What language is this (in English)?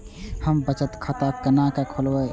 Maithili